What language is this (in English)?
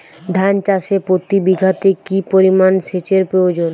Bangla